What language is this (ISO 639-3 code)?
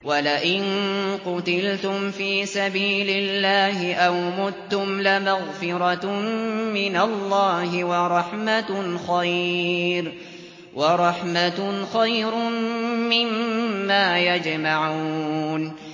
ara